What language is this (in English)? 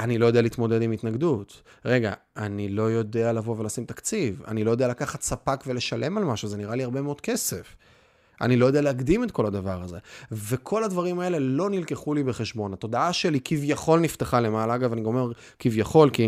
Hebrew